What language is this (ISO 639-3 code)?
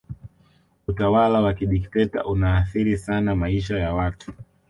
swa